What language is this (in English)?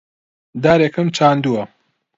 Central Kurdish